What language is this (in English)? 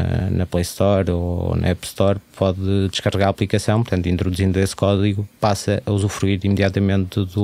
Portuguese